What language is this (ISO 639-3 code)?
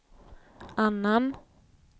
swe